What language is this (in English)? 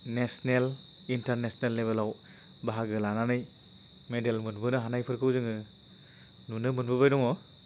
Bodo